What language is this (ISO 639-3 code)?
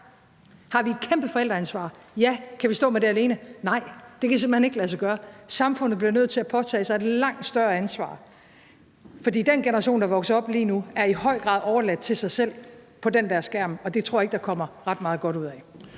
dan